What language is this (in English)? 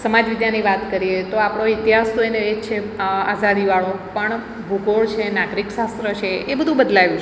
Gujarati